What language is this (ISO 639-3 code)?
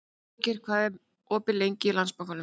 isl